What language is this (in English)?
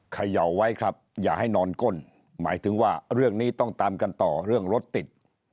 Thai